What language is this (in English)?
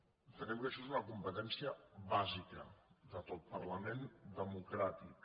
Catalan